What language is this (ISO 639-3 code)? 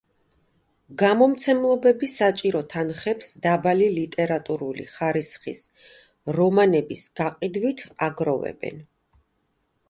kat